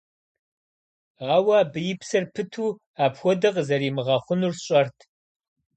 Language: Kabardian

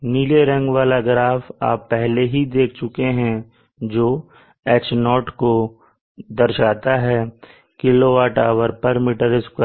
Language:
Hindi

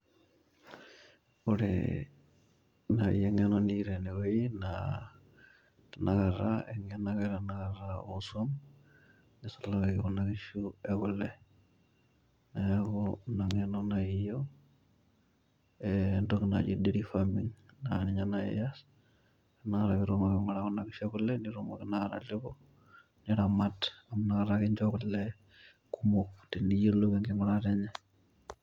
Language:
Masai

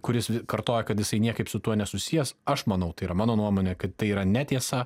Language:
Lithuanian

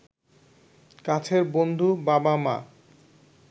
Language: Bangla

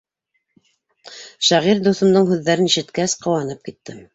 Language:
Bashkir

